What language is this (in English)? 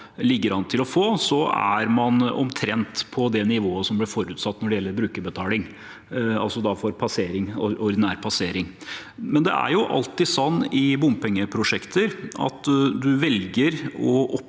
Norwegian